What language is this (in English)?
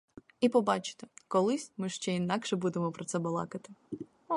Ukrainian